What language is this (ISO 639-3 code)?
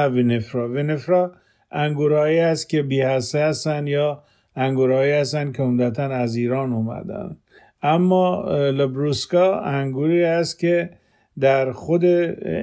fas